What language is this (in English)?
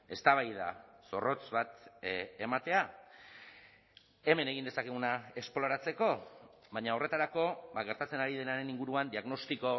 Basque